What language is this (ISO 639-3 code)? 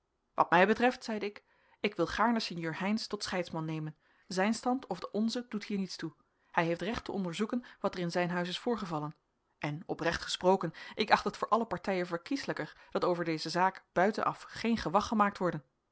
nld